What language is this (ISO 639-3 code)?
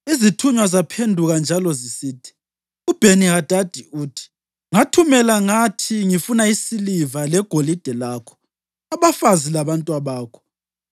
nde